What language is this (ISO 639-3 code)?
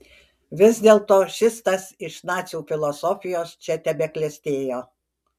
lit